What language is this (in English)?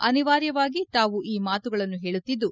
Kannada